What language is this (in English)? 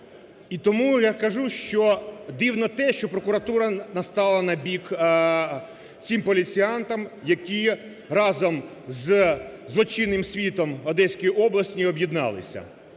Ukrainian